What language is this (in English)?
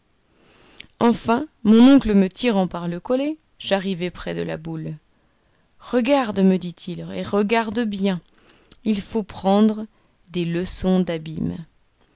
French